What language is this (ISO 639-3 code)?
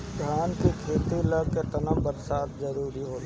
bho